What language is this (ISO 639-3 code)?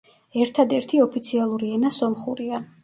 kat